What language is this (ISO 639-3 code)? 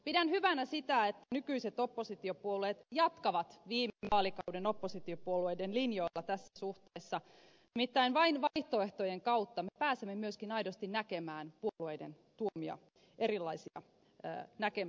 fin